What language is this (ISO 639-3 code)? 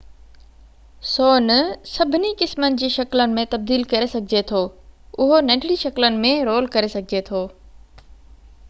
snd